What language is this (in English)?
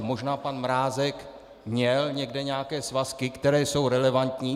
Czech